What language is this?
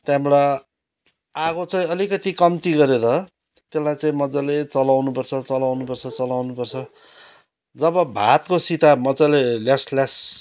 Nepali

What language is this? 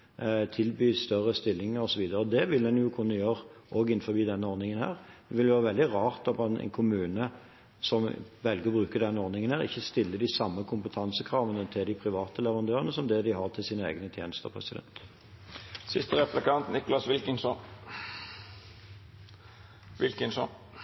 Norwegian Bokmål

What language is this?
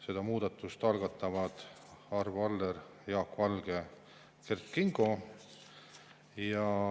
Estonian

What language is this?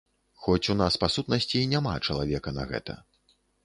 Belarusian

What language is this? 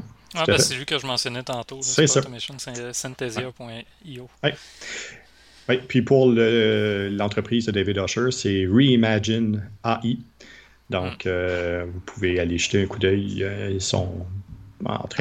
French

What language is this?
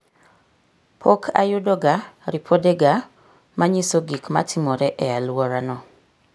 Luo (Kenya and Tanzania)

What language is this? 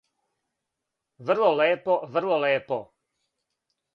Serbian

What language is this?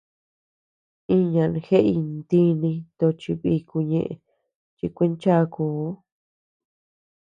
Tepeuxila Cuicatec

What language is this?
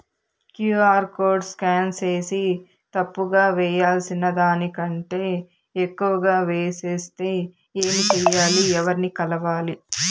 Telugu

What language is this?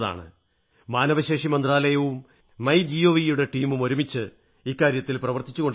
Malayalam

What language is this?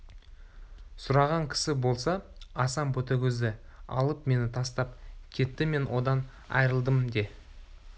Kazakh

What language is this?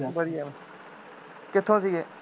Punjabi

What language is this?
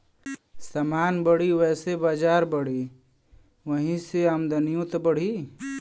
Bhojpuri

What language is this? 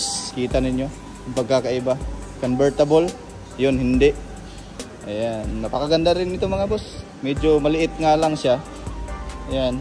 Filipino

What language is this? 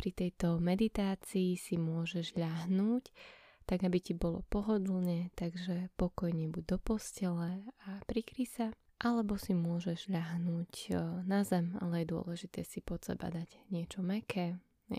Slovak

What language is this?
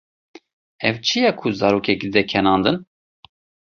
Kurdish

